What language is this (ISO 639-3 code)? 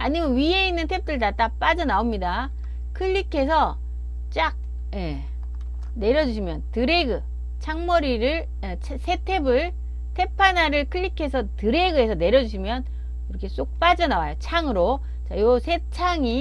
kor